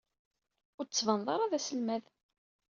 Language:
Kabyle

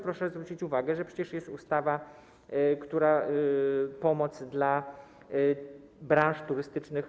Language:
Polish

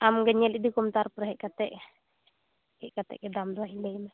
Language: Santali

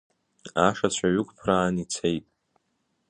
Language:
Abkhazian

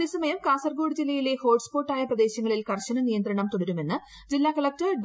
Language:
Malayalam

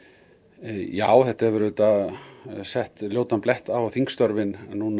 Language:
Icelandic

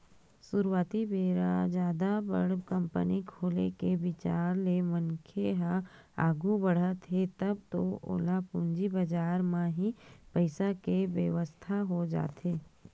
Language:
Chhattisgarhi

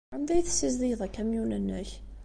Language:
Kabyle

